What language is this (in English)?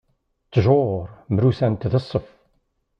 Kabyle